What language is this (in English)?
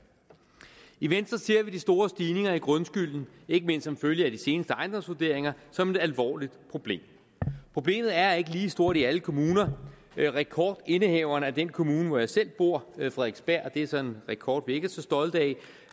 Danish